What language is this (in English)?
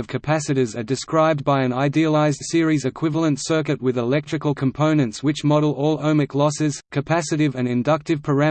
English